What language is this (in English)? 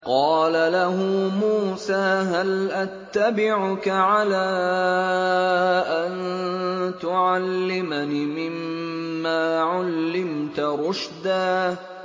Arabic